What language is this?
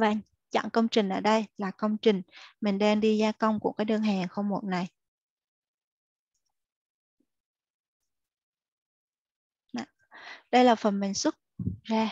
Vietnamese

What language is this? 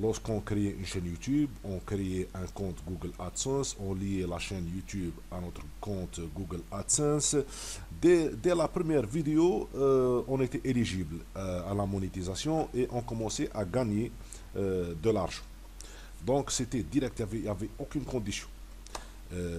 French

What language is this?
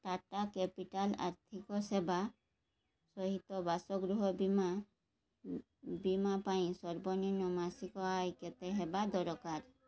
Odia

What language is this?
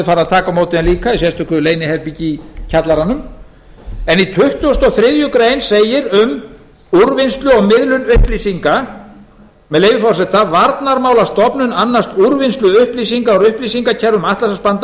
Icelandic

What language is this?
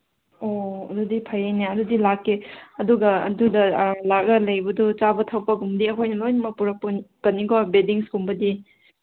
Manipuri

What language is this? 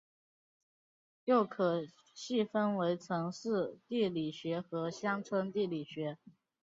Chinese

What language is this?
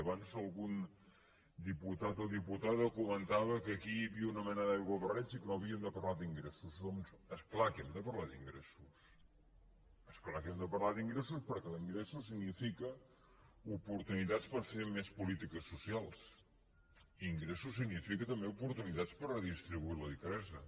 Catalan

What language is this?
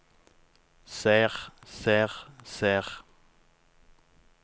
Norwegian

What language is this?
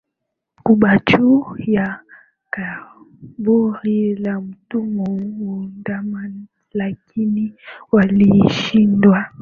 Swahili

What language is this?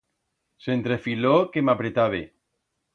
Aragonese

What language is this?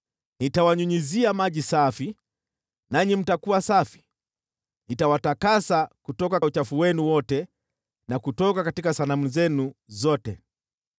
Swahili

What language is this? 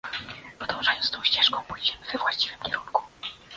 Polish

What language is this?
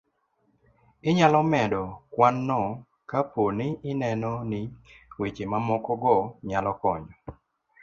Luo (Kenya and Tanzania)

